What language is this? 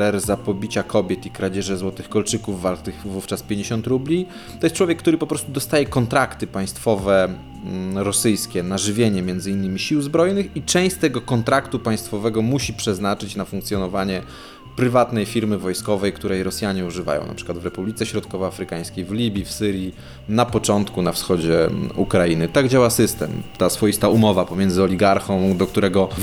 Polish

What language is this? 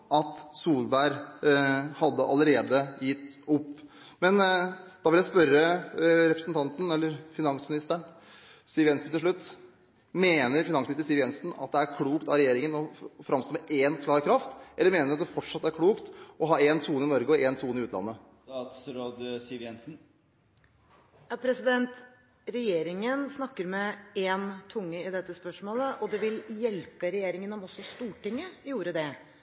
Norwegian Bokmål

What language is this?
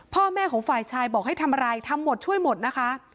Thai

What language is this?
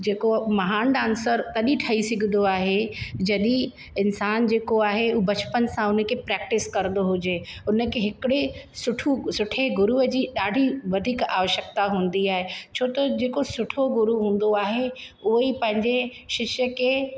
Sindhi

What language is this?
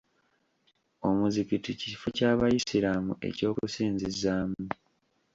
Ganda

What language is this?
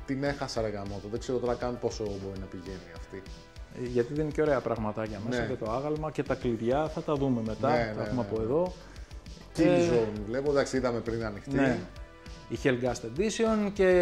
Greek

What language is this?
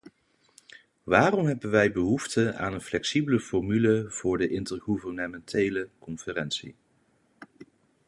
Dutch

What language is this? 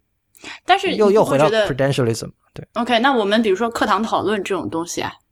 Chinese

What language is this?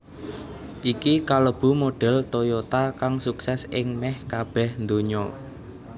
Javanese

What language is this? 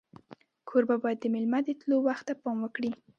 Pashto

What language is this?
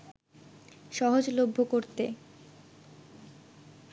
Bangla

